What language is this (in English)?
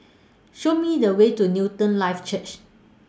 English